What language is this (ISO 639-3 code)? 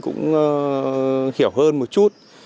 vie